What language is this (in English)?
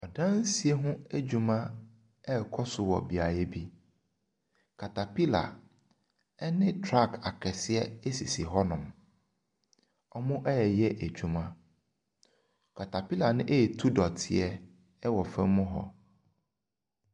Akan